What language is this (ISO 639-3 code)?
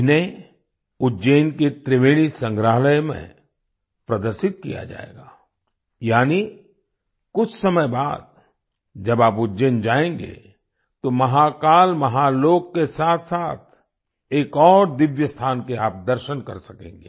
hin